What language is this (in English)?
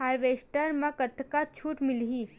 Chhattisgarhi